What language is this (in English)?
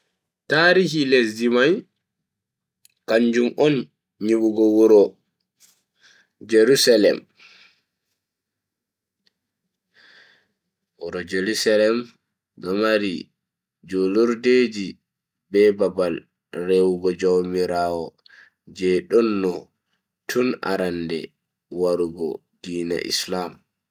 Bagirmi Fulfulde